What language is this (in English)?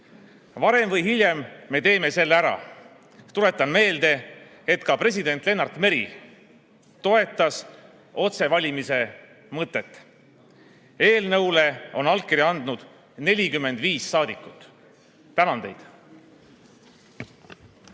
Estonian